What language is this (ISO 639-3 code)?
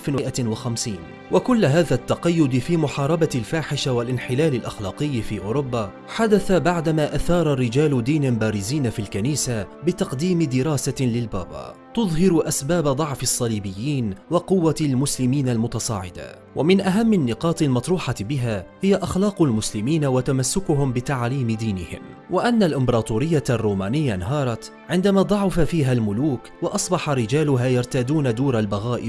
ara